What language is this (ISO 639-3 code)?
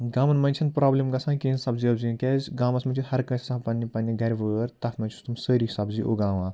kas